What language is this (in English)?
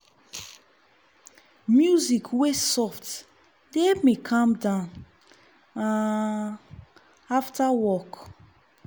Nigerian Pidgin